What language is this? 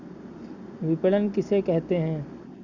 Hindi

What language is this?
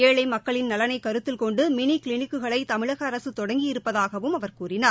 Tamil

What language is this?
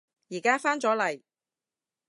Cantonese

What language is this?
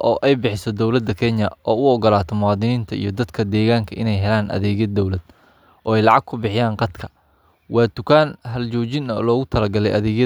Somali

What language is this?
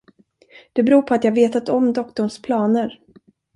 Swedish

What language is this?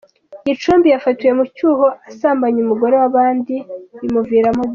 Kinyarwanda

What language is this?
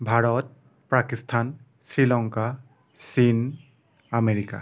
Assamese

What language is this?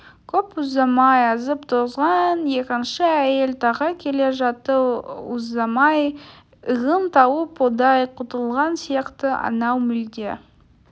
Kazakh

